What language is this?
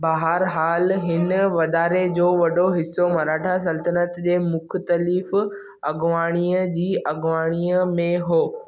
Sindhi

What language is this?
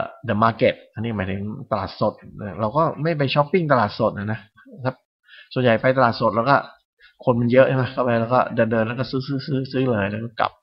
Thai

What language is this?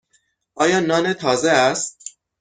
Persian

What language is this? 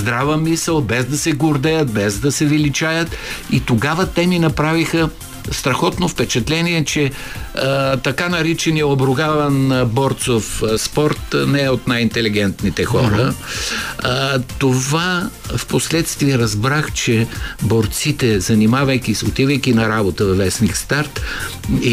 Bulgarian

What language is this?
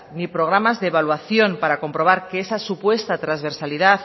Spanish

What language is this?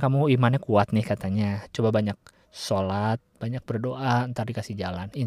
Indonesian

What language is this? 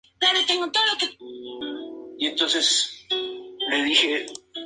Spanish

